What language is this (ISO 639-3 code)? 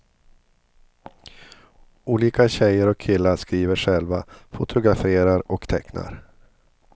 swe